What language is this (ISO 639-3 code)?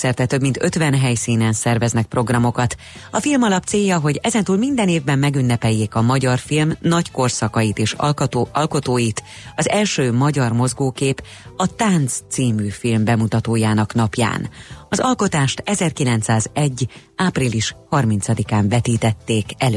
hun